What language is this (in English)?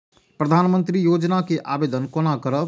Maithili